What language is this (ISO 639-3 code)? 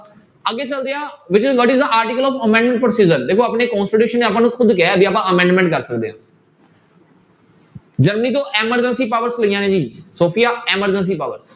pan